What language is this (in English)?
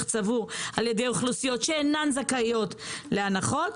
Hebrew